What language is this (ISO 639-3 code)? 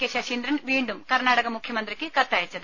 mal